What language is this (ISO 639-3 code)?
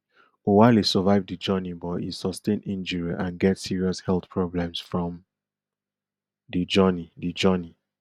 pcm